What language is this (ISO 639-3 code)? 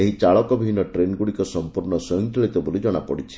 ori